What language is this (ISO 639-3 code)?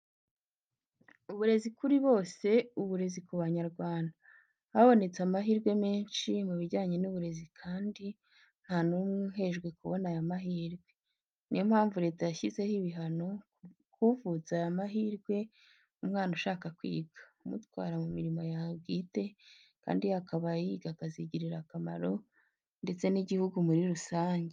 kin